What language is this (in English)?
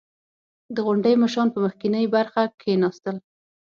Pashto